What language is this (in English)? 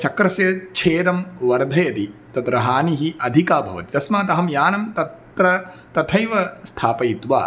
Sanskrit